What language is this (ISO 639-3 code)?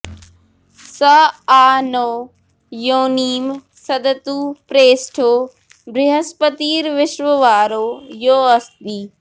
san